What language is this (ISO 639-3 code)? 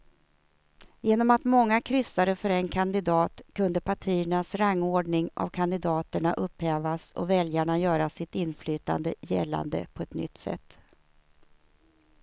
swe